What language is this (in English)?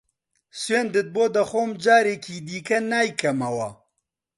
Central Kurdish